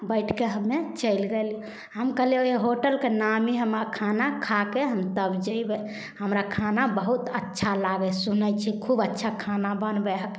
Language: Maithili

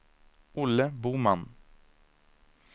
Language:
Swedish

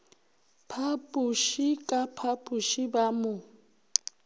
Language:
Northern Sotho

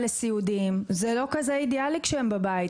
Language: Hebrew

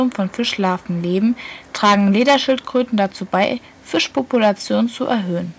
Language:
German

